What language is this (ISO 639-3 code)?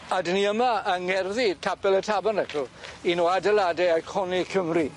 cym